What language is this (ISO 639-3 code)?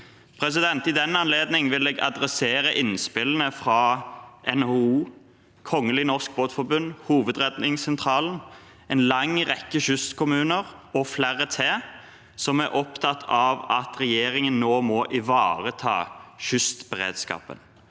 nor